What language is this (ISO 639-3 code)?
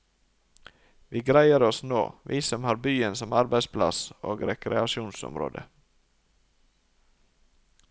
nor